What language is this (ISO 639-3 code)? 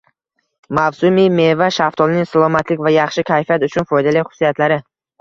uzb